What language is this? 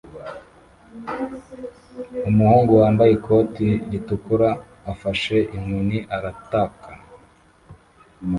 Kinyarwanda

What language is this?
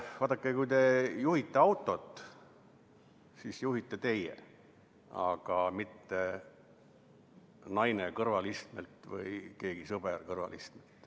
Estonian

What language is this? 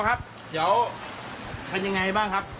Thai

